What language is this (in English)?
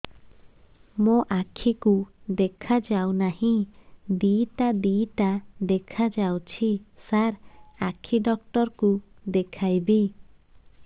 Odia